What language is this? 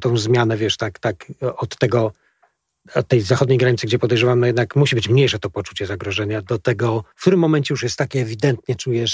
Polish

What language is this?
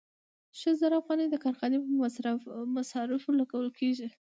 Pashto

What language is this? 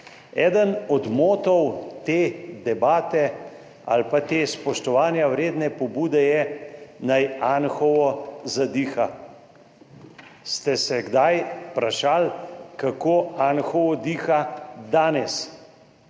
Slovenian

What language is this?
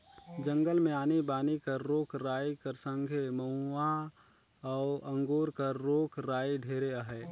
Chhattisgarhi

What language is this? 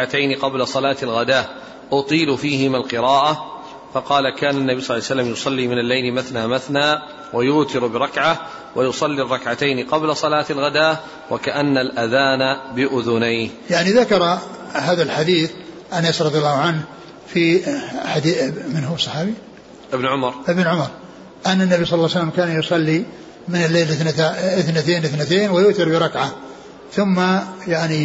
Arabic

